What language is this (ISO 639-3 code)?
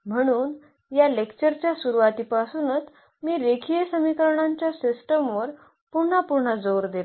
mar